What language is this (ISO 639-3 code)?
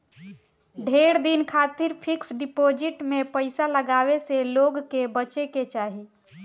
bho